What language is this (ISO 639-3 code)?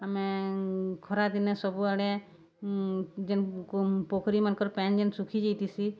ori